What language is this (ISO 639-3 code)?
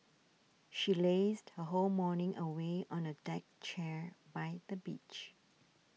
eng